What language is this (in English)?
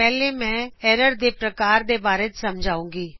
Punjabi